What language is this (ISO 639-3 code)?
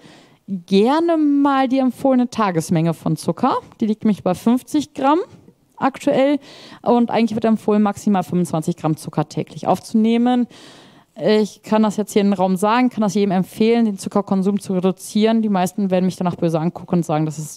deu